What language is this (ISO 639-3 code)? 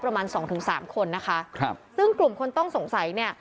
tha